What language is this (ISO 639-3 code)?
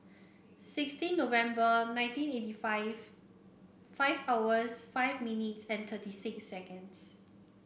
eng